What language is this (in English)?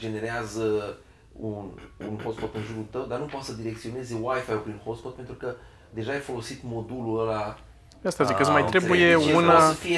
Romanian